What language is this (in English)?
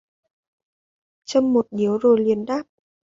Vietnamese